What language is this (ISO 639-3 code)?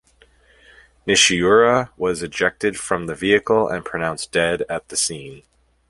eng